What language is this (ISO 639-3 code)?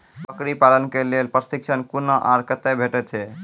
mai